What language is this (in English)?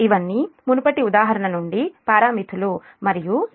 Telugu